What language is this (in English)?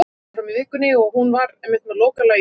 Icelandic